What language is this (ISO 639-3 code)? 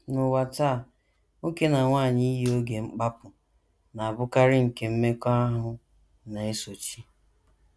ibo